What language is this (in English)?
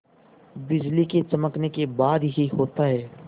Hindi